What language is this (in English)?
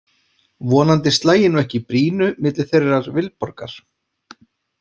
Icelandic